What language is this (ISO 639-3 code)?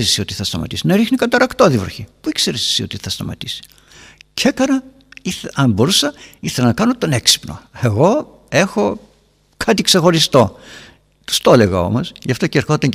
ell